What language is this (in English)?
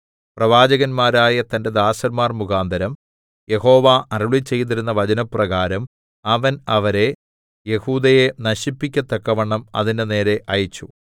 Malayalam